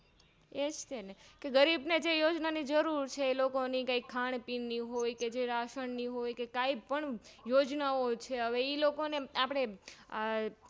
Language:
Gujarati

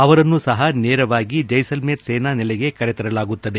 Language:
Kannada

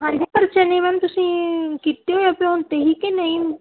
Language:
Punjabi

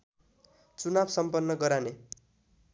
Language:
Nepali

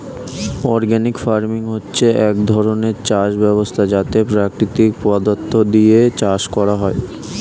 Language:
Bangla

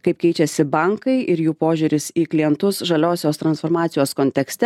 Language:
Lithuanian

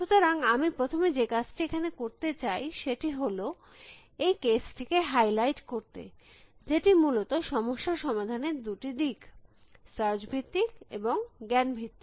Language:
Bangla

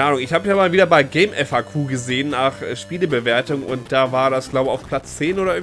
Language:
German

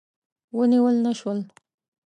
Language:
Pashto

